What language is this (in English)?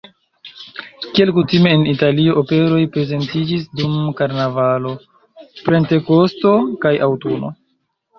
Esperanto